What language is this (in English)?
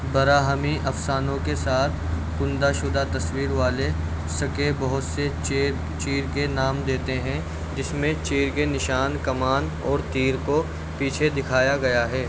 Urdu